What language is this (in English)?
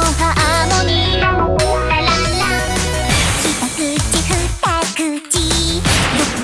Japanese